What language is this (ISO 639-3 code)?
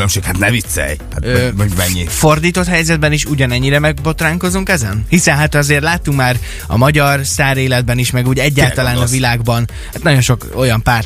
hun